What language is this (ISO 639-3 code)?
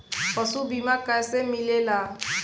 bho